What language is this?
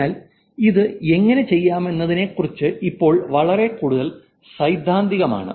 Malayalam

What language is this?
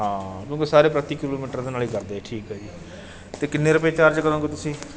Punjabi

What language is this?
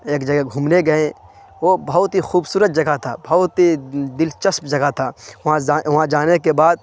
Urdu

